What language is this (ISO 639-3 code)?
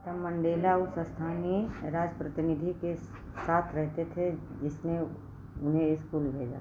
hin